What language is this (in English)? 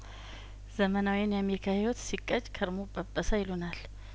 Amharic